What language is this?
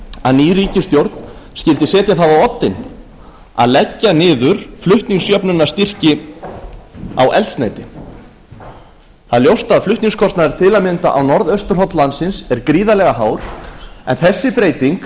Icelandic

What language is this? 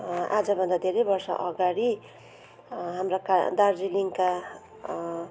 Nepali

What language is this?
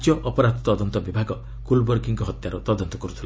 Odia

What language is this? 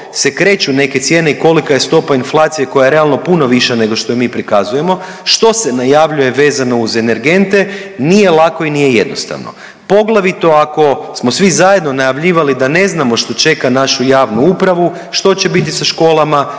Croatian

